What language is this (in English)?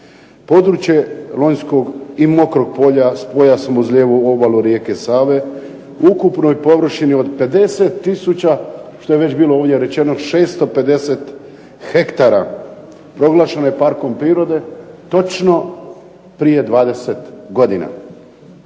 Croatian